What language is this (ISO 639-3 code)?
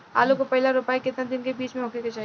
bho